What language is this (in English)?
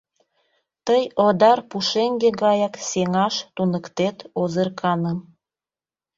Mari